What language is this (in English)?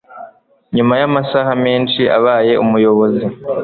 Kinyarwanda